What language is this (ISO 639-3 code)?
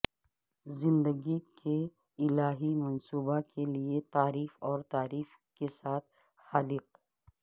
urd